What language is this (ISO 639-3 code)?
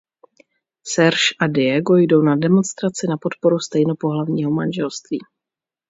ces